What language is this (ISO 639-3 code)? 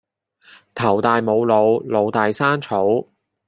yue